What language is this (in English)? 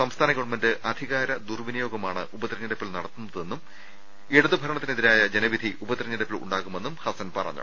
Malayalam